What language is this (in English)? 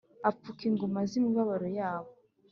Kinyarwanda